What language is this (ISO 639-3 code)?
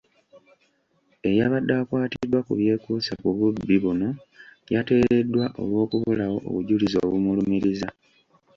lug